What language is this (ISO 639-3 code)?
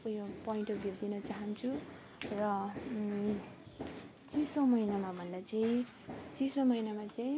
nep